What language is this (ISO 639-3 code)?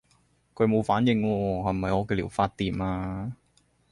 yue